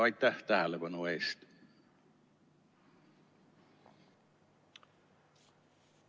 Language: Estonian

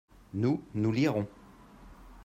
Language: French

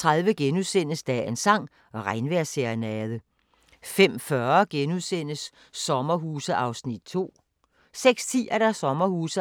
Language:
Danish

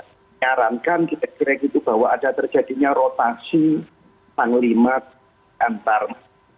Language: Indonesian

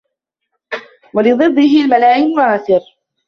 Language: Arabic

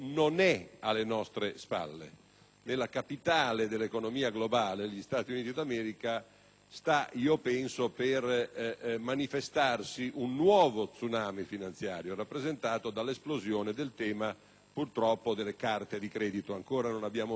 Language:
Italian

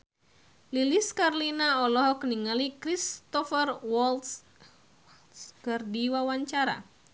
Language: Sundanese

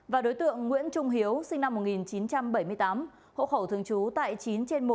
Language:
Vietnamese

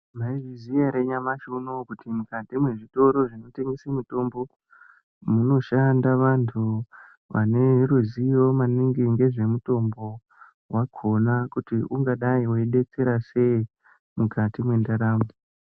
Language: Ndau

